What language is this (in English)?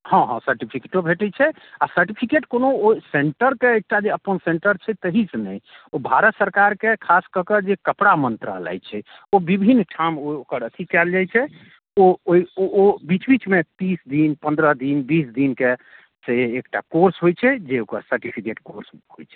Maithili